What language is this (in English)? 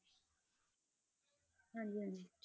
Punjabi